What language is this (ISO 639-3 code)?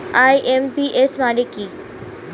ben